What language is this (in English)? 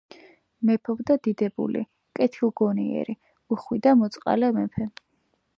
Georgian